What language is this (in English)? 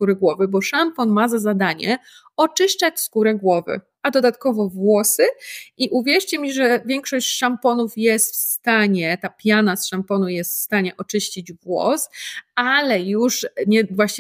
Polish